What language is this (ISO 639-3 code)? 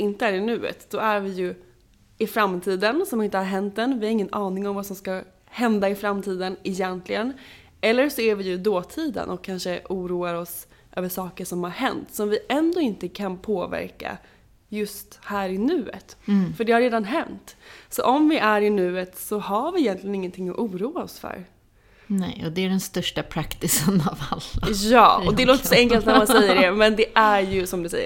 swe